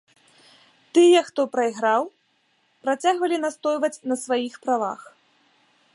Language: Belarusian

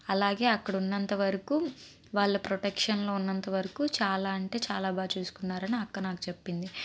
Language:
Telugu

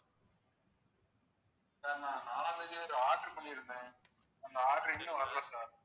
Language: Tamil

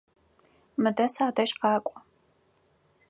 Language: Adyghe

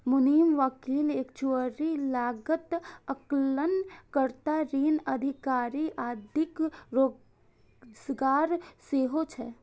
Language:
Maithili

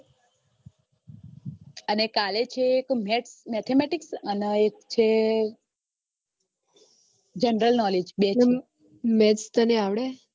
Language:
Gujarati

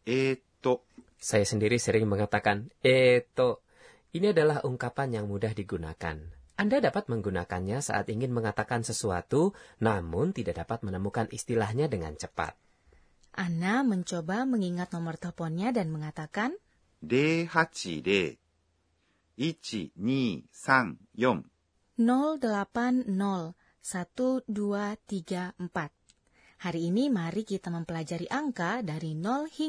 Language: Indonesian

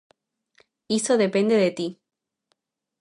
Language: Galician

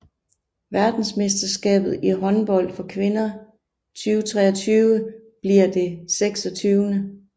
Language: Danish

